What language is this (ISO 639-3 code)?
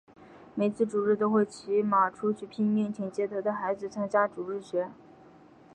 zho